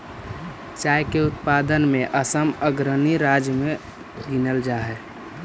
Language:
Magahi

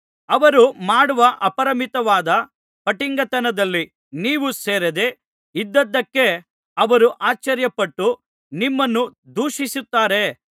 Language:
Kannada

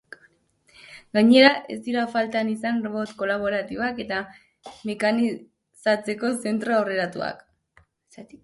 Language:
Basque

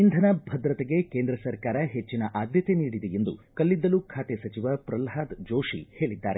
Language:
Kannada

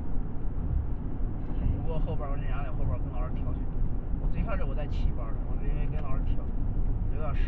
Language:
Chinese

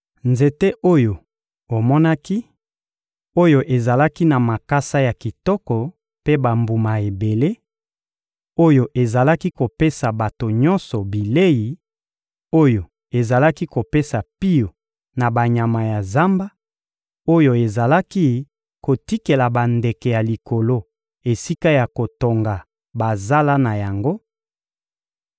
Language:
Lingala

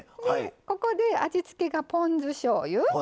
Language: Japanese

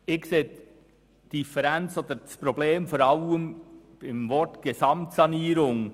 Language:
Swiss German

